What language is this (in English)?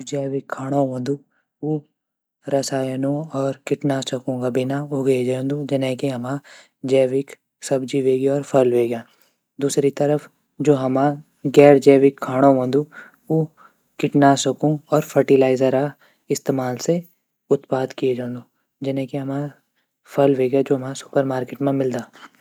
Garhwali